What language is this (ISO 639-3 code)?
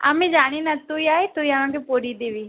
ben